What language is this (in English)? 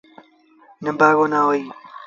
Sindhi Bhil